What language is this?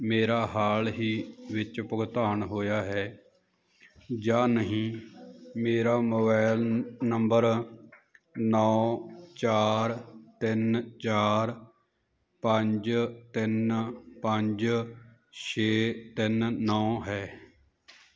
Punjabi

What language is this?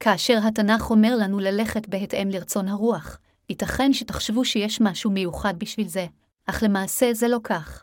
Hebrew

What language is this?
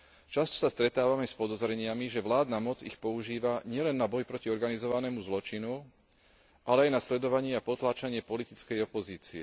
Slovak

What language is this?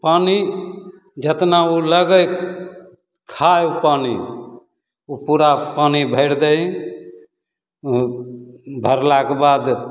Maithili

